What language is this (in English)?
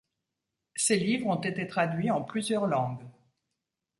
French